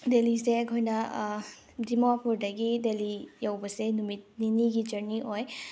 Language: Manipuri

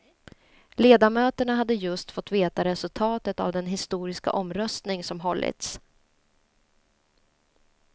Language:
Swedish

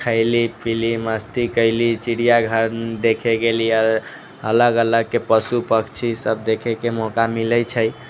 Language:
Maithili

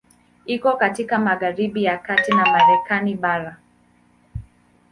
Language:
Swahili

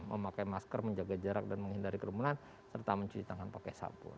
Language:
Indonesian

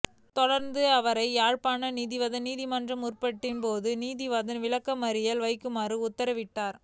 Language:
Tamil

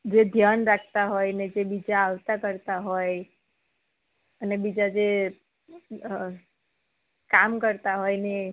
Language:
Gujarati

